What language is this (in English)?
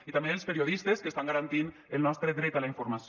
Catalan